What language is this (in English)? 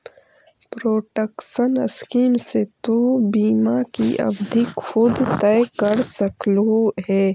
Magahi